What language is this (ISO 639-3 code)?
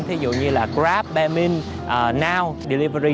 vie